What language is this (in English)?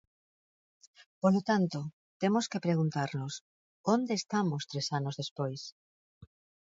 Galician